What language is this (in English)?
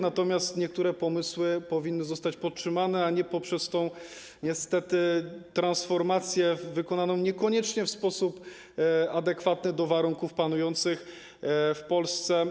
Polish